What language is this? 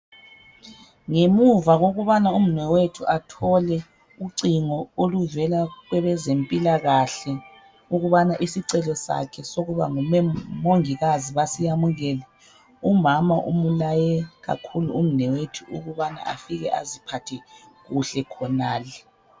North Ndebele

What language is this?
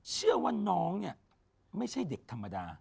Thai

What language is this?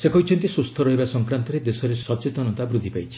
Odia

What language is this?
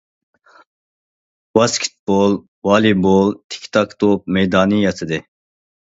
Uyghur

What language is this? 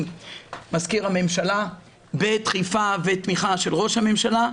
Hebrew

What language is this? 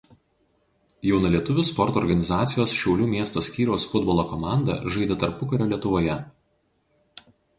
Lithuanian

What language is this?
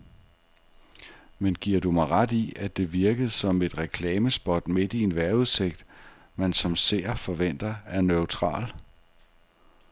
Danish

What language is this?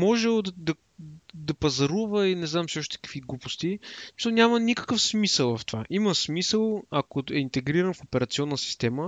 Bulgarian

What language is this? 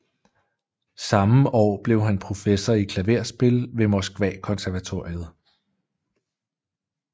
Danish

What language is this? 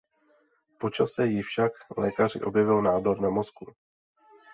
Czech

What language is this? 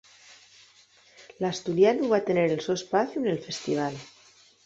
Asturian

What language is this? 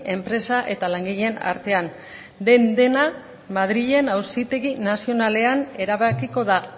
Basque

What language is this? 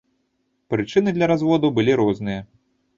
Belarusian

